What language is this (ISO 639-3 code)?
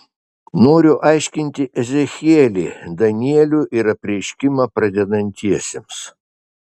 lit